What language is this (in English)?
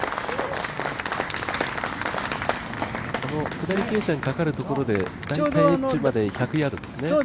Japanese